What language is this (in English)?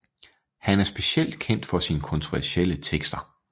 Danish